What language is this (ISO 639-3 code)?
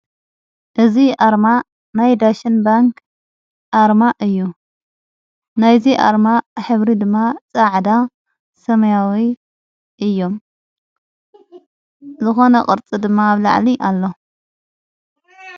tir